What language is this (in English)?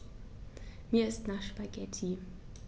German